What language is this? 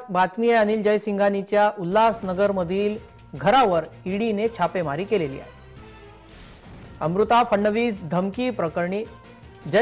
Hindi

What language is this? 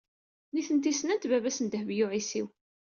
Kabyle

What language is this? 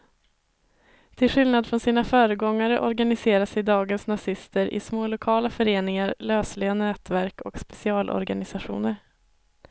Swedish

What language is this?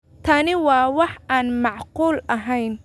Somali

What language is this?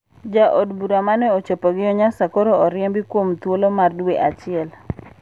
Luo (Kenya and Tanzania)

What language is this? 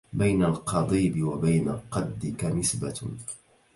Arabic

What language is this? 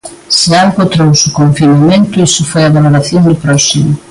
Galician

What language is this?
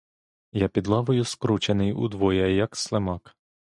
Ukrainian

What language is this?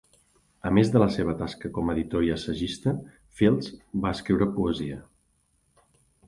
Catalan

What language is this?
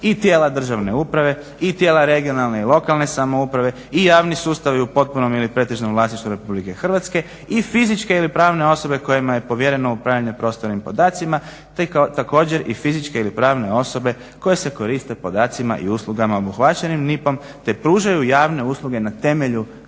Croatian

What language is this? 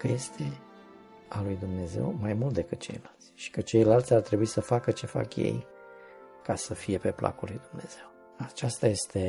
Romanian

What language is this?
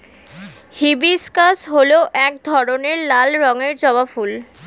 Bangla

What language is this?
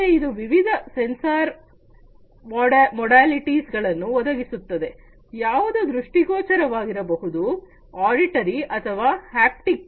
Kannada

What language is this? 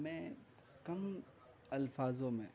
Urdu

